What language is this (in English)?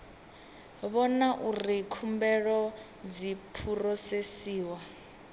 Venda